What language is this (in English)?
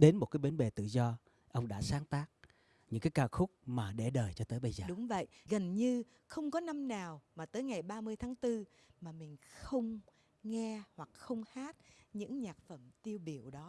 Vietnamese